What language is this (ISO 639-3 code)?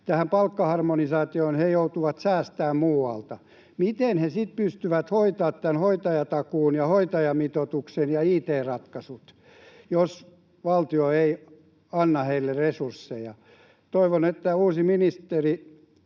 fin